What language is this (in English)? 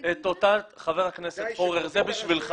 Hebrew